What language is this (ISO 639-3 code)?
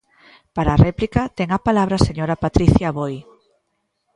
glg